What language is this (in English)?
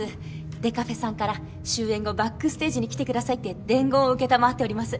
Japanese